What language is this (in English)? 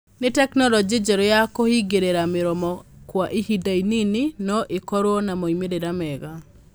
Kikuyu